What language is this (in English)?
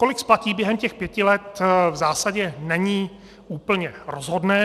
Czech